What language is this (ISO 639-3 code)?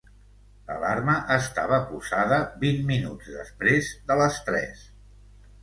cat